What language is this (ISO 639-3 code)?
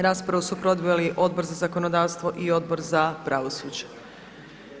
hrv